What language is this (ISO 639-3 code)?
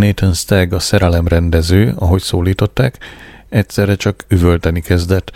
hun